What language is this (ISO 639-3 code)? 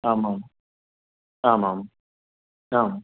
san